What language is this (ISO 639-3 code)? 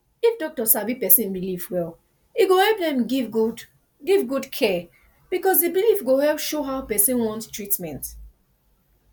pcm